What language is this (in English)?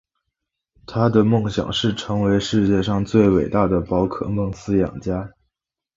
Chinese